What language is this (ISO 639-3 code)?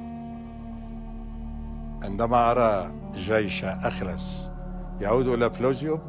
ara